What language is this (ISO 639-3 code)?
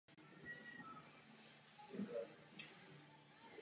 ces